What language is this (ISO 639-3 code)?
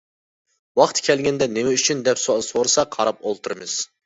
uig